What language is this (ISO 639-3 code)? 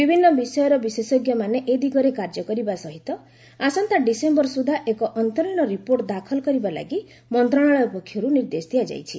ori